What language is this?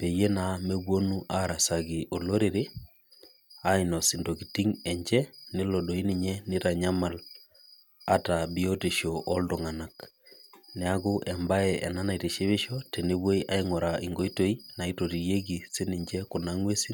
Masai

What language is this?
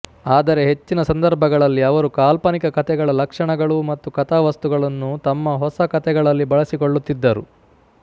Kannada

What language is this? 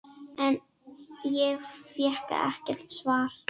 Icelandic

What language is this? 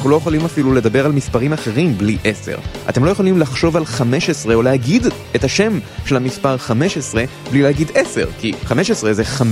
Hebrew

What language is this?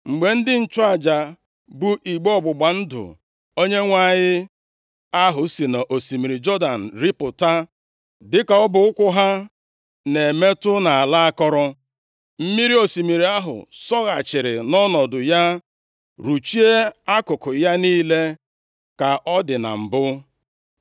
Igbo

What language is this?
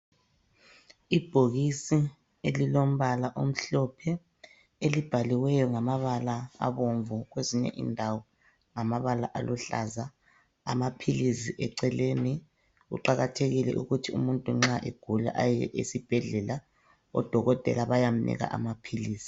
North Ndebele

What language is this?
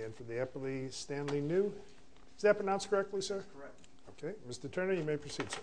English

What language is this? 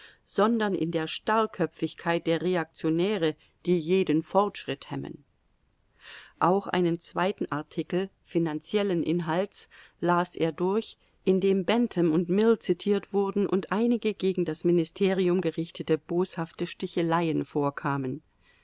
German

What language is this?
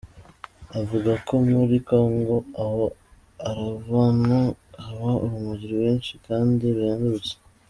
Kinyarwanda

